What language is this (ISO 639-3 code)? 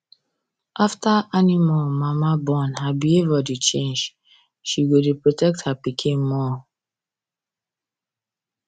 pcm